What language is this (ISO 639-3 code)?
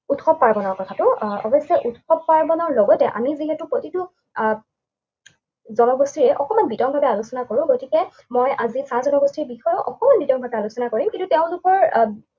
asm